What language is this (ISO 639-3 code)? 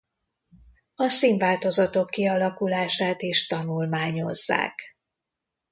hun